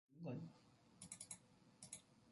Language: Korean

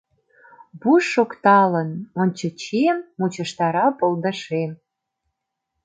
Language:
Mari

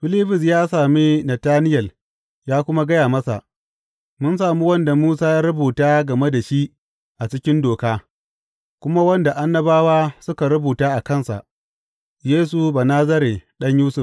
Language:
Hausa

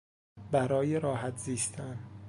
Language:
Persian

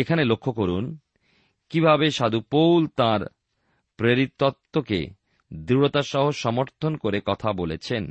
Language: Bangla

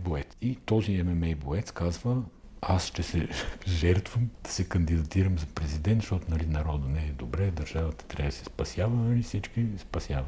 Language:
Bulgarian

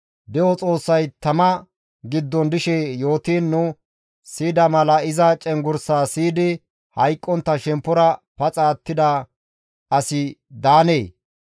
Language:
Gamo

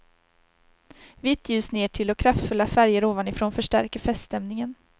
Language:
Swedish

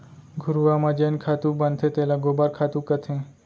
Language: Chhattisgarhi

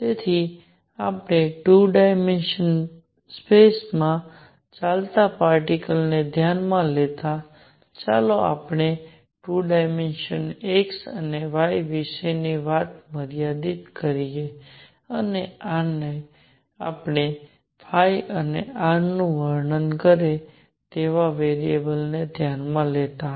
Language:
Gujarati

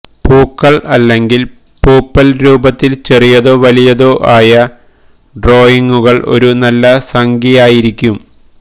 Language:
Malayalam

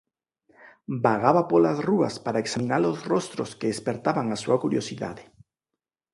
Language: Galician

